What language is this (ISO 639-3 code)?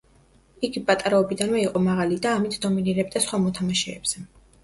kat